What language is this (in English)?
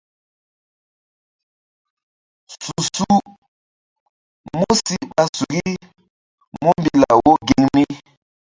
Mbum